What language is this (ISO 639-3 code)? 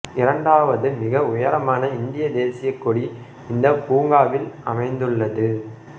tam